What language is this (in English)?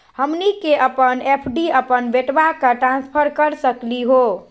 Magahi